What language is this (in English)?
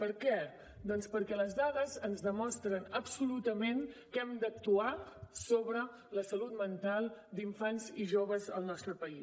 Catalan